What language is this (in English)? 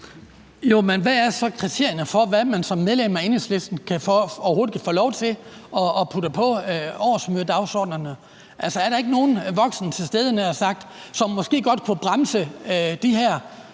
Danish